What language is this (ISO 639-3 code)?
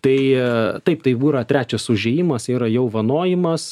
lit